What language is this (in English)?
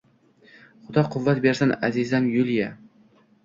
Uzbek